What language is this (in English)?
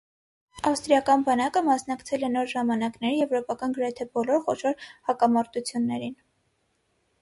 Armenian